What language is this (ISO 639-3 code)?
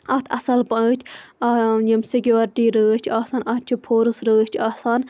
kas